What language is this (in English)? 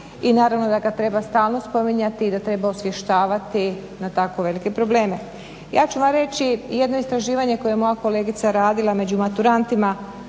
Croatian